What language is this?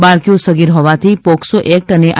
Gujarati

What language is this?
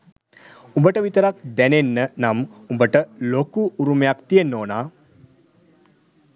Sinhala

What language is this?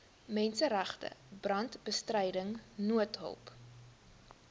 Afrikaans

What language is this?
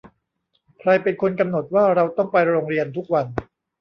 Thai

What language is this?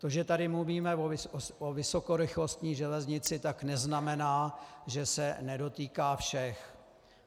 Czech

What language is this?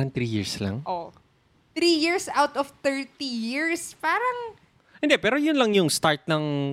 Filipino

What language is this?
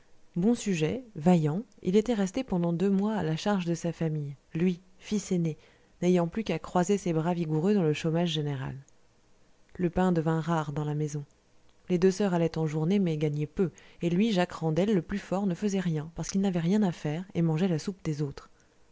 French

